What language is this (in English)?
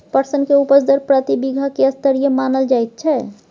Maithili